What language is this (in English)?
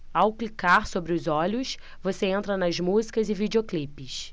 Portuguese